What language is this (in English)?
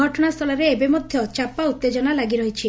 Odia